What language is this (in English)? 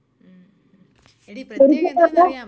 Malayalam